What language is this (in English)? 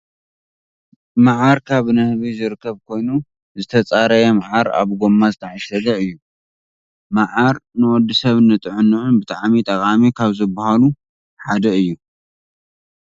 Tigrinya